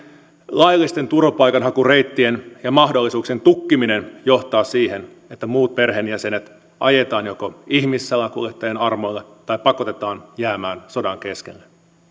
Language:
Finnish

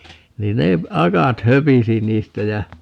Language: Finnish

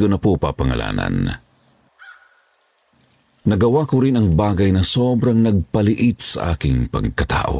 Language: Filipino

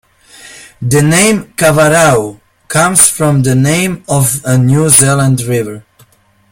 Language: English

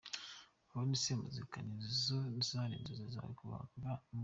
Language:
Kinyarwanda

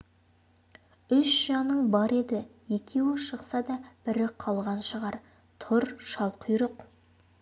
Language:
Kazakh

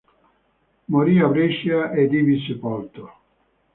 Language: Italian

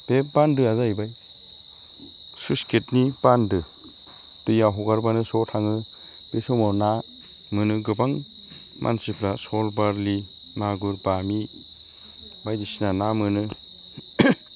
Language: Bodo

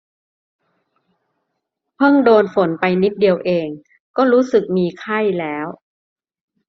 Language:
Thai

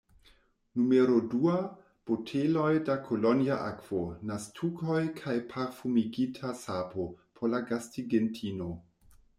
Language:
Esperanto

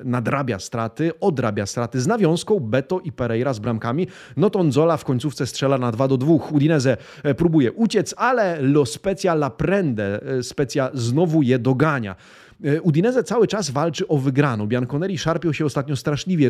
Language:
Polish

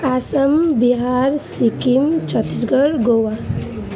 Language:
Nepali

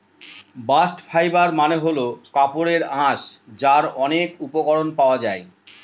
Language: Bangla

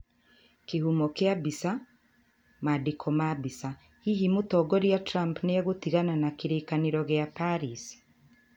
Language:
Kikuyu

